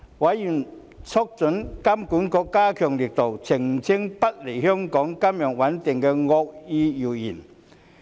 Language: Cantonese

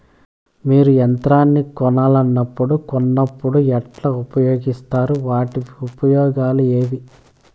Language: Telugu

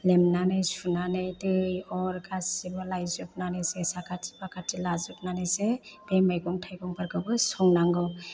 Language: Bodo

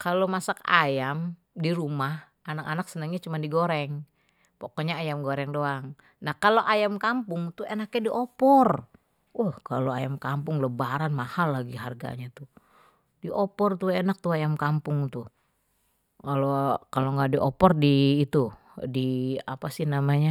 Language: Betawi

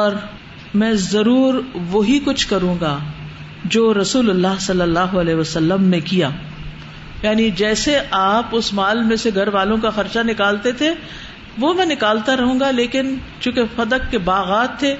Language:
Urdu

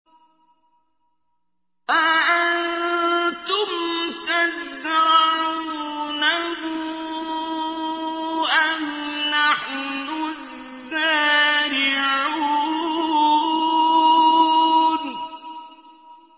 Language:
Arabic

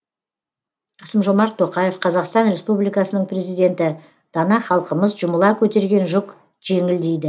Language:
Kazakh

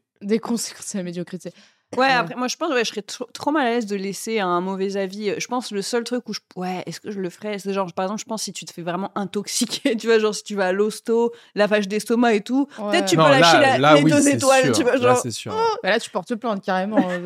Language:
French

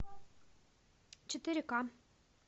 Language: Russian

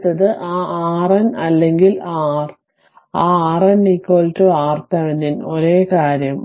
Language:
Malayalam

